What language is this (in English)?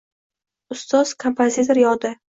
Uzbek